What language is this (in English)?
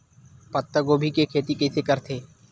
Chhattisgarhi